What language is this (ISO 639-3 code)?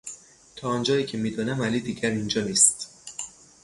fas